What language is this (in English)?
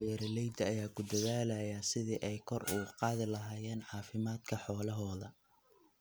Somali